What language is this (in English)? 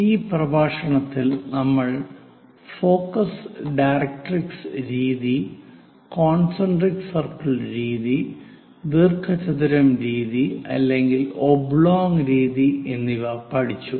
Malayalam